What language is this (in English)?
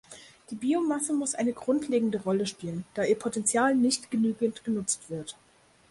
German